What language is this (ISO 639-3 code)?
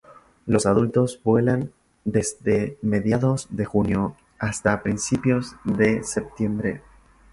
spa